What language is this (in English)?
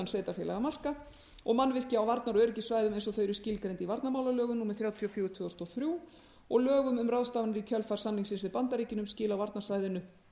Icelandic